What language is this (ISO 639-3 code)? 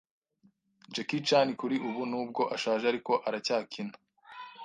kin